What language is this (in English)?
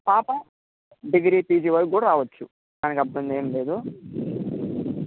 Telugu